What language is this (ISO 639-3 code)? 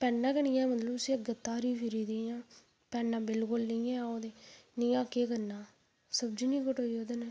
doi